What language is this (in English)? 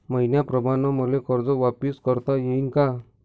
Marathi